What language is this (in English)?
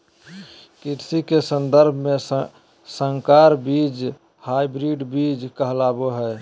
Magahi